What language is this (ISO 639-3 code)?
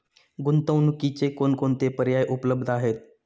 mar